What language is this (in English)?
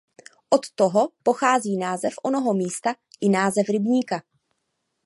Czech